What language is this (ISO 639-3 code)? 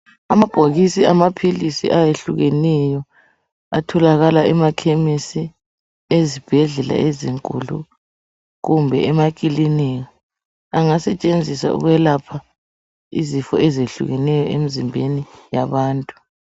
nde